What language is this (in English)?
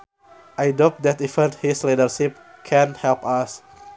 Sundanese